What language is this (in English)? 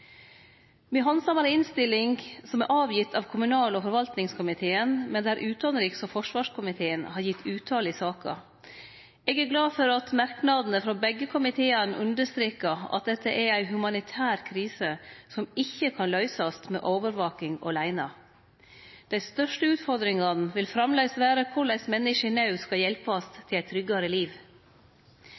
Norwegian Nynorsk